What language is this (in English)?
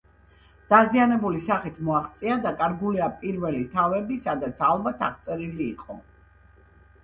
Georgian